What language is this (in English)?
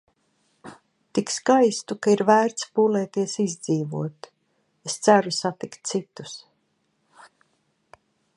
Latvian